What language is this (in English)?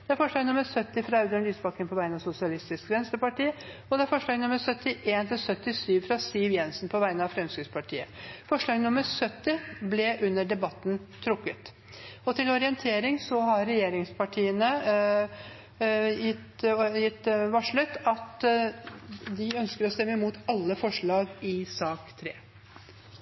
Norwegian Bokmål